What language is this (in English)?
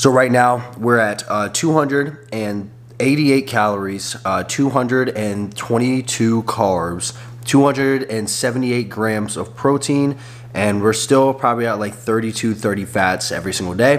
English